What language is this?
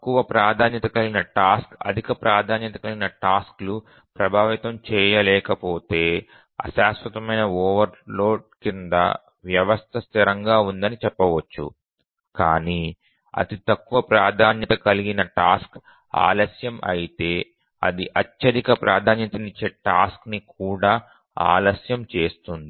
Telugu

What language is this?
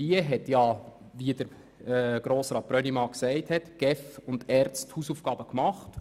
Swiss German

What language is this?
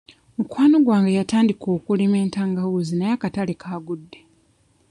Ganda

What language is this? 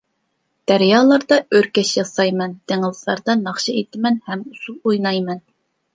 Uyghur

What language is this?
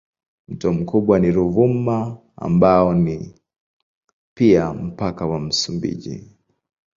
Swahili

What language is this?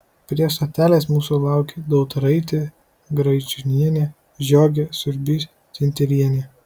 Lithuanian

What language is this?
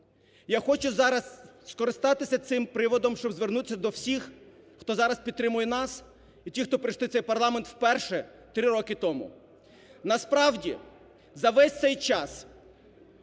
Ukrainian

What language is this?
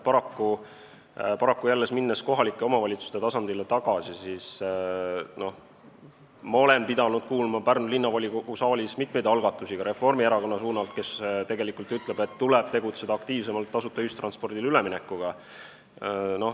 Estonian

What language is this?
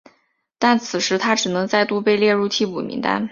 Chinese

